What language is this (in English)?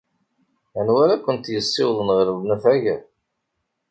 Kabyle